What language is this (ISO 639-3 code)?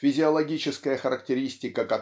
rus